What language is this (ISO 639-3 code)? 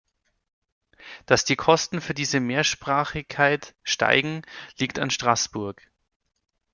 deu